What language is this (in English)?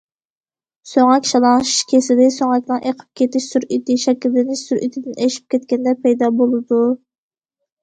Uyghur